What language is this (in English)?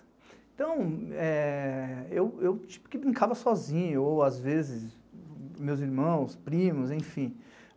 Portuguese